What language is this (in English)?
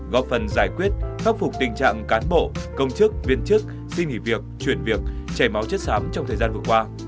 Vietnamese